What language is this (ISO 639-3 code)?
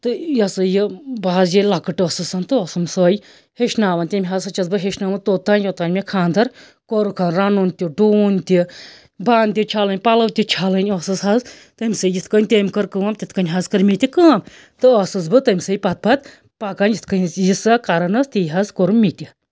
kas